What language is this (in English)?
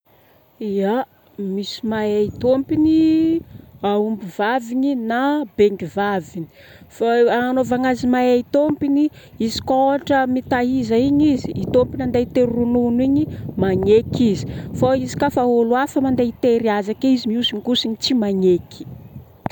Northern Betsimisaraka Malagasy